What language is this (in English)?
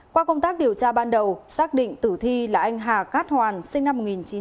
Vietnamese